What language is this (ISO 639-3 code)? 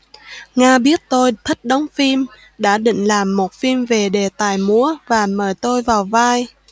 vie